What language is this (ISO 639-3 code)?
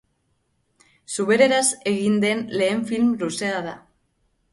eus